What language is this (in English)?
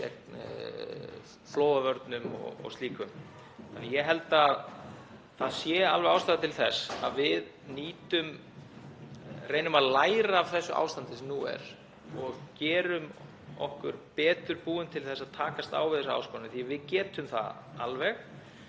Icelandic